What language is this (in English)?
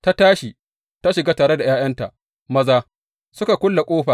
Hausa